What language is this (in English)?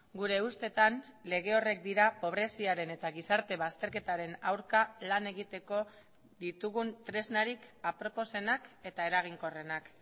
Basque